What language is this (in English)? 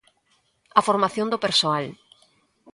Galician